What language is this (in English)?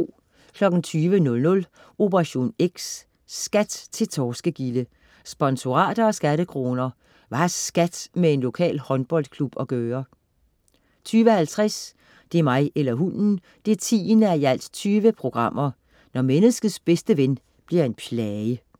Danish